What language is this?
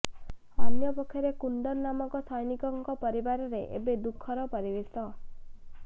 Odia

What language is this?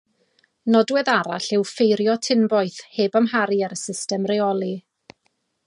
Welsh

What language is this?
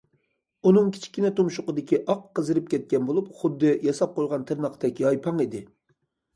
Uyghur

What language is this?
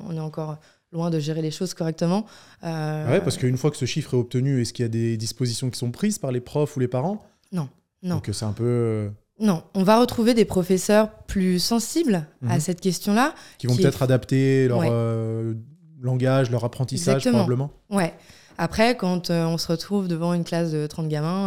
French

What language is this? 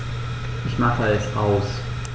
German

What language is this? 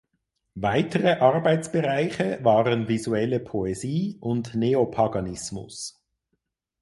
German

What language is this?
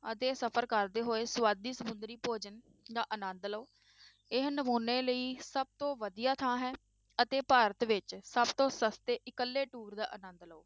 Punjabi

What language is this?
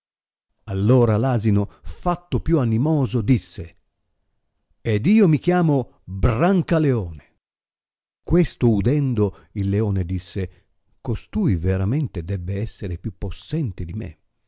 Italian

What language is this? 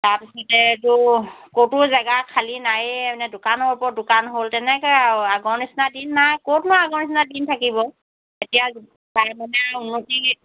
Assamese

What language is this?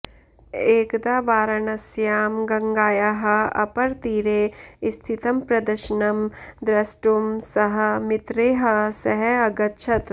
Sanskrit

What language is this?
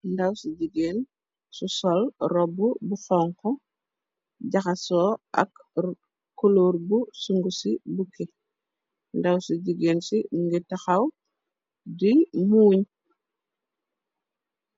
Wolof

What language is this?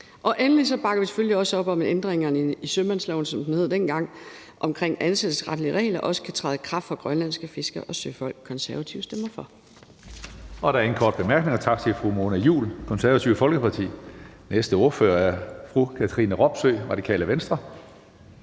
Danish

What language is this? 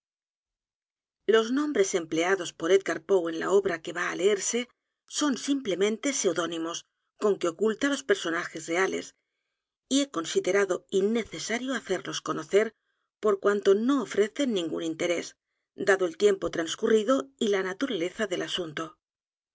Spanish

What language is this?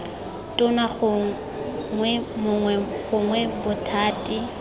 Tswana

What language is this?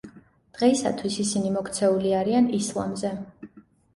Georgian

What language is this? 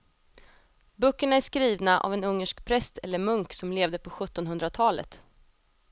Swedish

